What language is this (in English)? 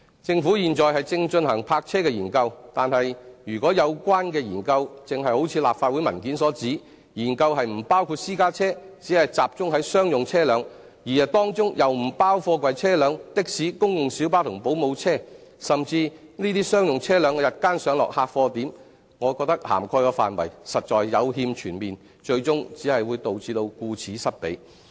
Cantonese